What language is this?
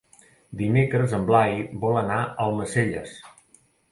Catalan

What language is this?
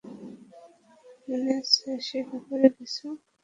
Bangla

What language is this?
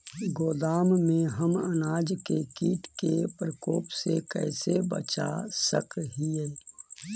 Magahi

